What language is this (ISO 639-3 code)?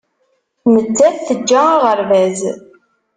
kab